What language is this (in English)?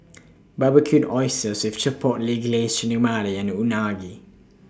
English